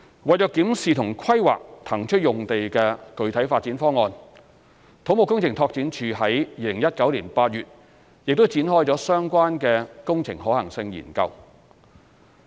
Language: Cantonese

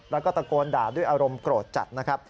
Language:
Thai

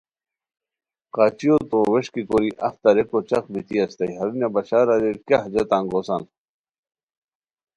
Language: Khowar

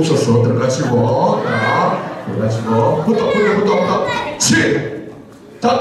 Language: Korean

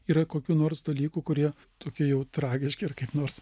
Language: Lithuanian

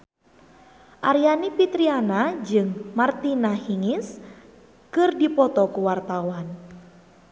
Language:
Sundanese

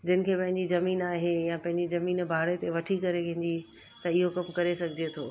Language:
Sindhi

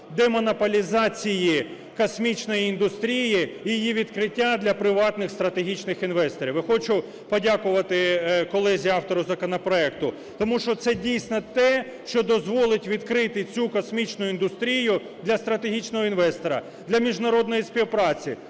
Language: Ukrainian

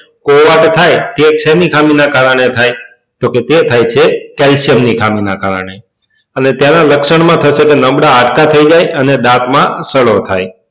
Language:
Gujarati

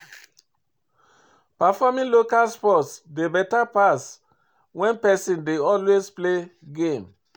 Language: Nigerian Pidgin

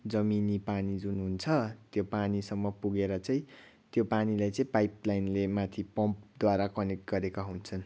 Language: Nepali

